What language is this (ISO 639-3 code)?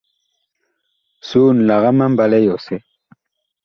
bkh